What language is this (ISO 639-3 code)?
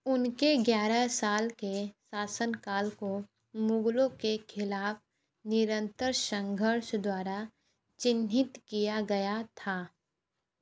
hin